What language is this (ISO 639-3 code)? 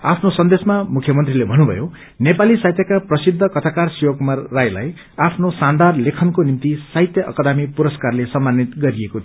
nep